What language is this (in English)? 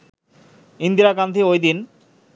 Bangla